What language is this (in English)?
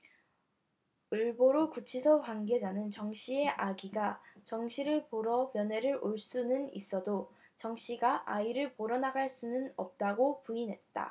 Korean